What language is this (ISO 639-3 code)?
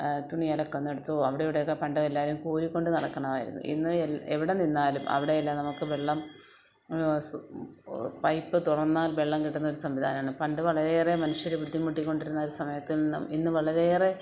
mal